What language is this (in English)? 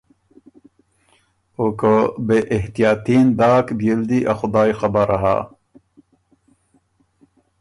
Ormuri